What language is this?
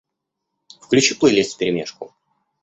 Russian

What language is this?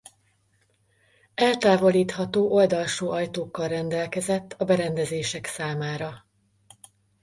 Hungarian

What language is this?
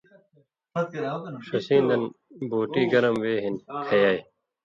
Indus Kohistani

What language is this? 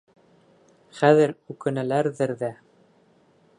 Bashkir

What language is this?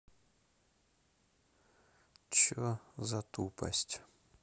Russian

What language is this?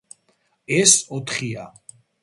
Georgian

